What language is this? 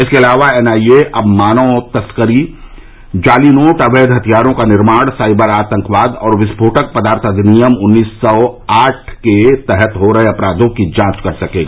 Hindi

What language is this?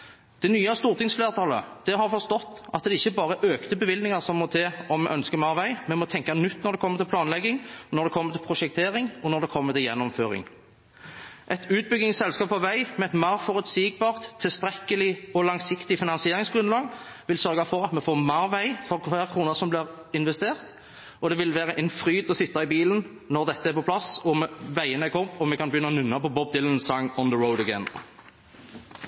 Norwegian Bokmål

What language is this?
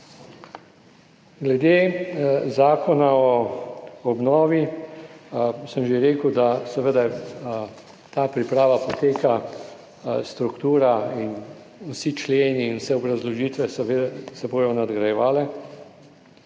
Slovenian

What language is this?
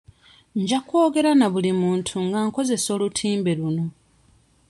Ganda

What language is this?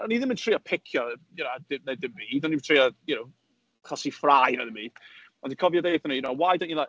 Welsh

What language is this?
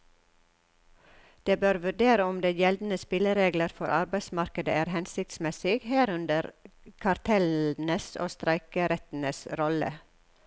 Norwegian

